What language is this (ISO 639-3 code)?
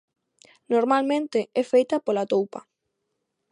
glg